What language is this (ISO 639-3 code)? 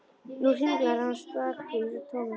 isl